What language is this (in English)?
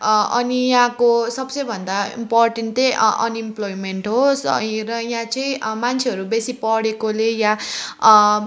Nepali